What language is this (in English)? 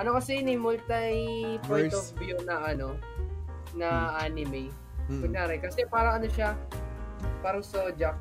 Filipino